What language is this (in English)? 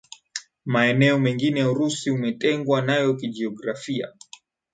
Swahili